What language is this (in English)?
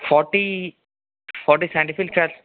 Telugu